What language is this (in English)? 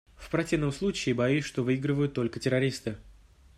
Russian